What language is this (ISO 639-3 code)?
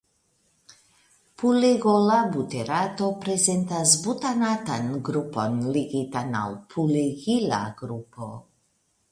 epo